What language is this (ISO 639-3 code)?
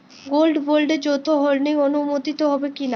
ben